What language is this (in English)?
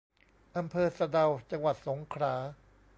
Thai